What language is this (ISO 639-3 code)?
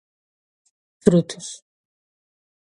por